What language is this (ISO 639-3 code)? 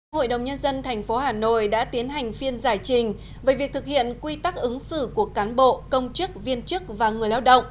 vie